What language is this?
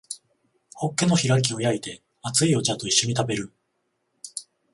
Japanese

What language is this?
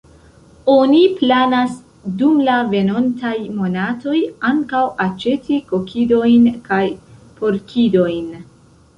Esperanto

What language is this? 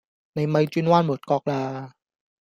Cantonese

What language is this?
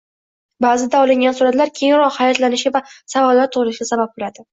Uzbek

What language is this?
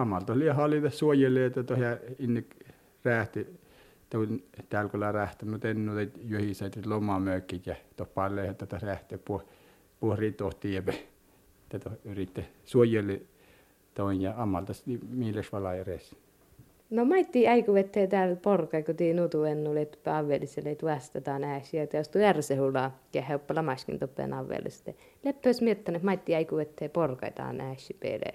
Finnish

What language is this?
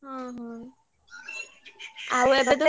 Odia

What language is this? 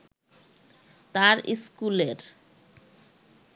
Bangla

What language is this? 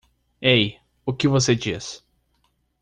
Portuguese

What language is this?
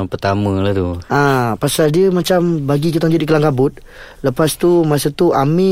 Malay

